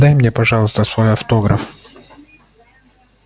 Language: Russian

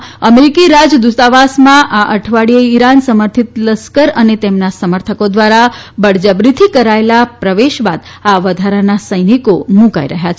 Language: Gujarati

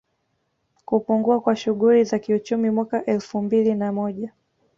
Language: Swahili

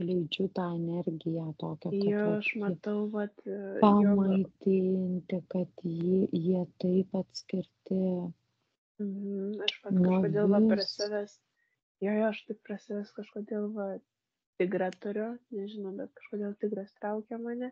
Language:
Lithuanian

